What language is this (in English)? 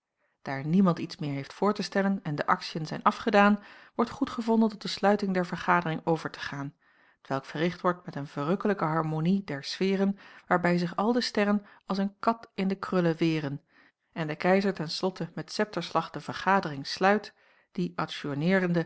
Dutch